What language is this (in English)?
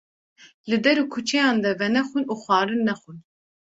Kurdish